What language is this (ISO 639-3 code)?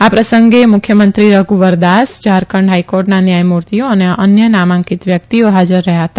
guj